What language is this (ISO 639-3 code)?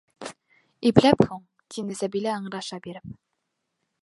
bak